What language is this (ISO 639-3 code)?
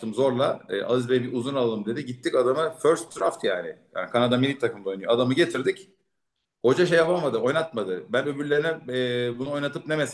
tur